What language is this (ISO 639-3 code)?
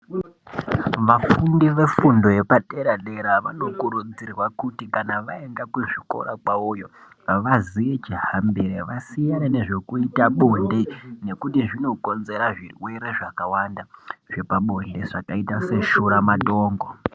ndc